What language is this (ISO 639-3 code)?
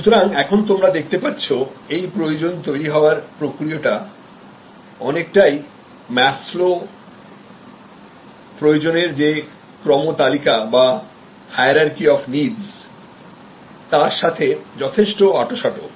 ben